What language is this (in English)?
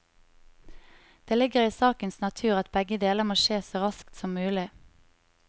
Norwegian